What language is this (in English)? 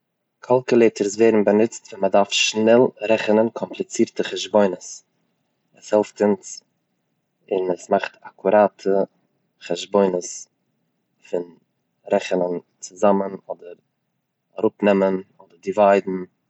Yiddish